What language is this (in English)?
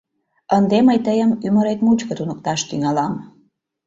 Mari